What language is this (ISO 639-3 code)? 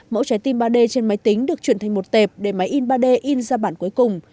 vie